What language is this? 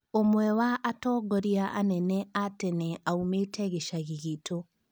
Kikuyu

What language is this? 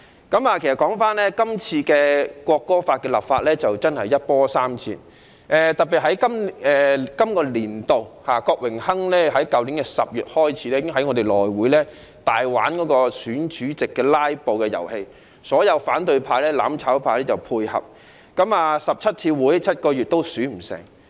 Cantonese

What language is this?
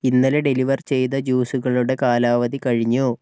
Malayalam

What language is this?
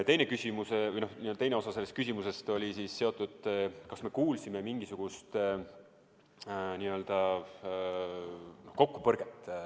Estonian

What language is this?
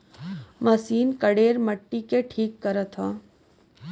Bhojpuri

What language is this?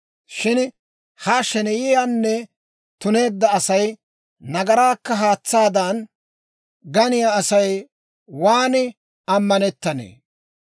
Dawro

